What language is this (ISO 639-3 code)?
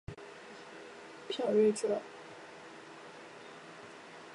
zho